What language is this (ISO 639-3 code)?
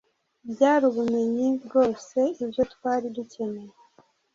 kin